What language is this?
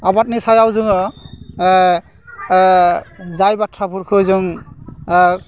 Bodo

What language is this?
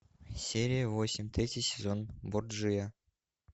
Russian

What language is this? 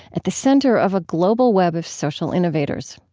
English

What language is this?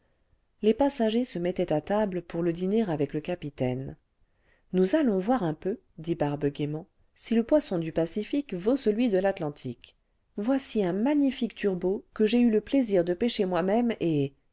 French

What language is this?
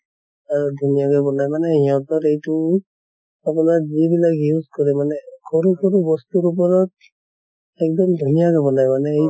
Assamese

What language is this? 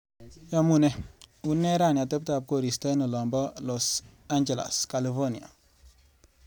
Kalenjin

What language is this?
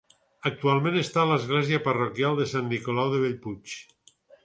Catalan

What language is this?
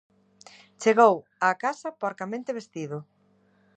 Galician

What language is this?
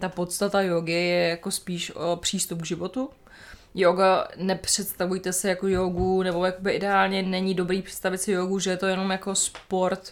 Czech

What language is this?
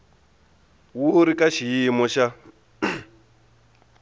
Tsonga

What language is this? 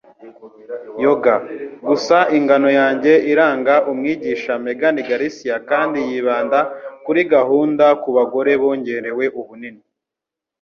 Kinyarwanda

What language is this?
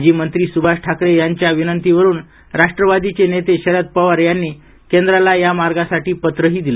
Marathi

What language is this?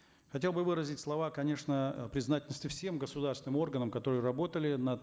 Kazakh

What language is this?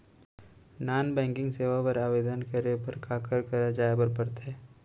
Chhattisgarhi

